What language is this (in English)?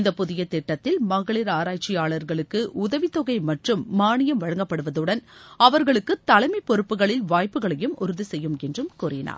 Tamil